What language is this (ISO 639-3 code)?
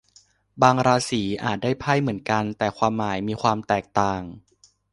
tha